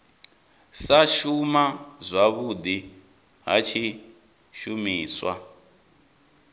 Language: Venda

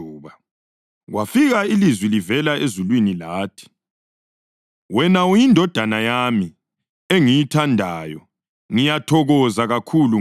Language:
North Ndebele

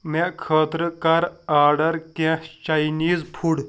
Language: Kashmiri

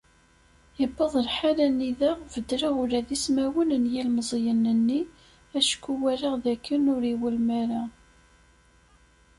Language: Kabyle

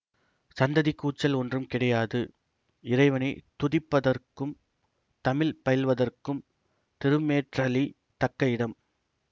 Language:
Tamil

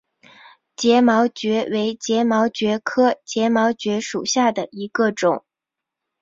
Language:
Chinese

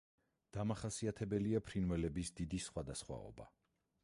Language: Georgian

